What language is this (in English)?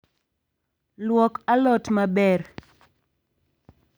Luo (Kenya and Tanzania)